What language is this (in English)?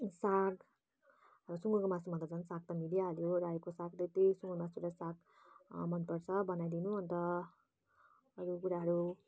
Nepali